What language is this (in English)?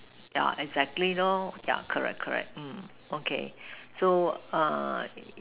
English